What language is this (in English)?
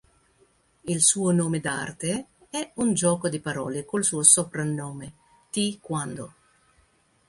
Italian